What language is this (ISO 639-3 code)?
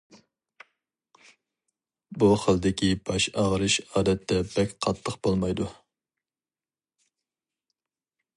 uig